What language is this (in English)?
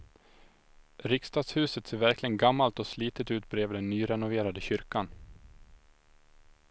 Swedish